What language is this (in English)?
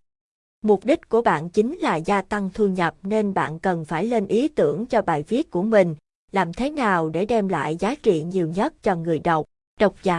Vietnamese